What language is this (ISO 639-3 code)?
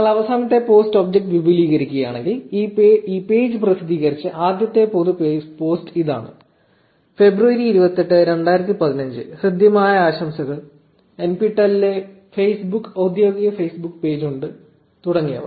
mal